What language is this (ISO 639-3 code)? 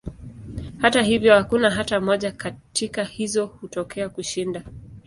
swa